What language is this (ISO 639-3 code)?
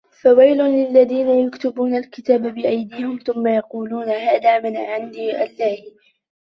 ara